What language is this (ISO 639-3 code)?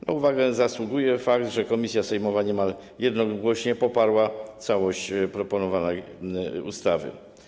pol